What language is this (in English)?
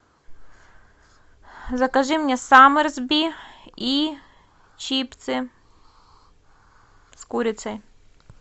Russian